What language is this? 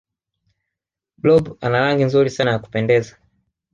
Swahili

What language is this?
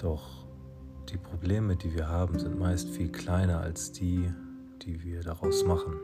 German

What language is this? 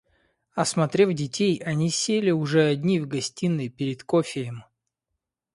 Russian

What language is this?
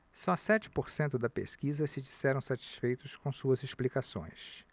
Portuguese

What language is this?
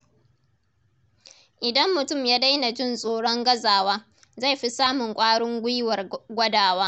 Hausa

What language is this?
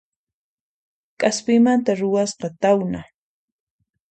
Puno Quechua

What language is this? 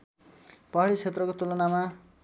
Nepali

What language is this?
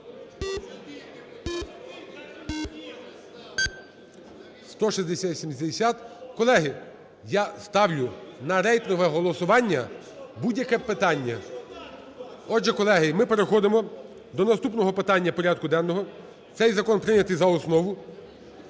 Ukrainian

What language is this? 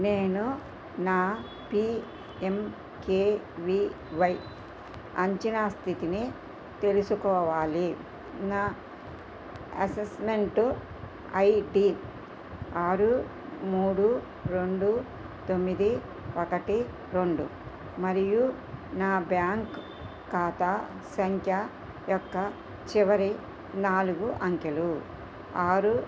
Telugu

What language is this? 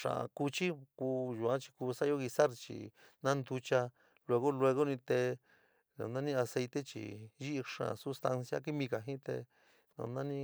San Miguel El Grande Mixtec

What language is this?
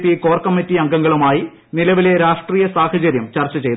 Malayalam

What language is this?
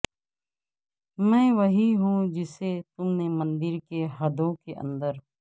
Urdu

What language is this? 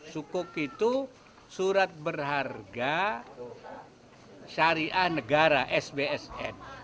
Indonesian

